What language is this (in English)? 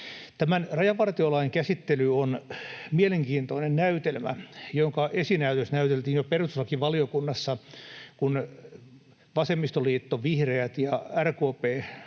Finnish